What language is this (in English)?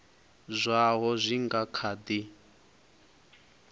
Venda